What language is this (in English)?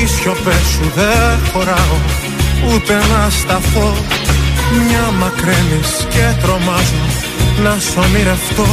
Greek